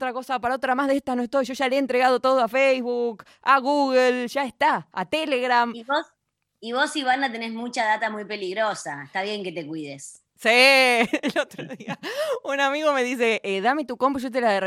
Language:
Spanish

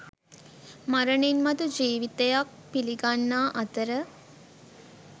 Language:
Sinhala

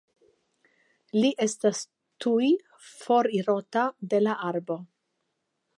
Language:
Esperanto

